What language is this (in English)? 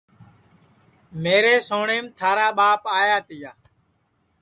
Sansi